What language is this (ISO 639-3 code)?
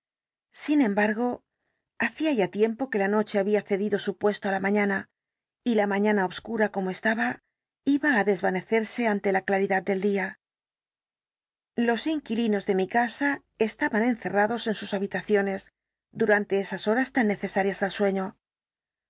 spa